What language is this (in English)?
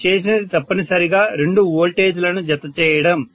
Telugu